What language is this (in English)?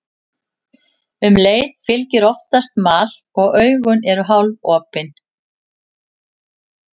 Icelandic